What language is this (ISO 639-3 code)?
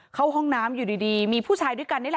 tha